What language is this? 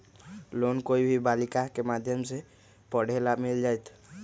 Magahi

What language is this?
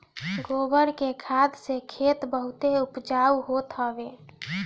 Bhojpuri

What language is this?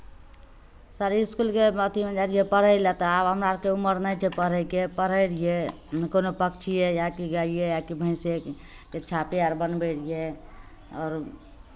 Maithili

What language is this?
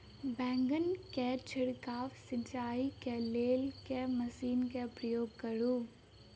Maithili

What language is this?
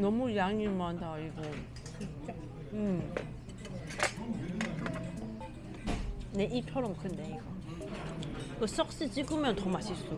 Korean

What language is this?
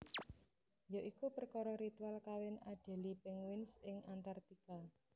Javanese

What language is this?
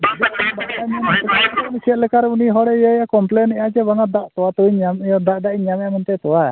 Santali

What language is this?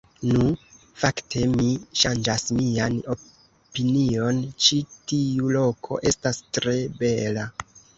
Esperanto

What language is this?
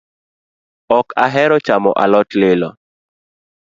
Luo (Kenya and Tanzania)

